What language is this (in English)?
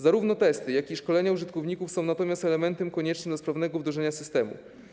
Polish